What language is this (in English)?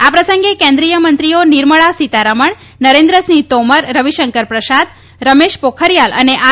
Gujarati